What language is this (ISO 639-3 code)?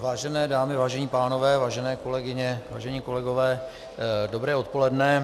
ces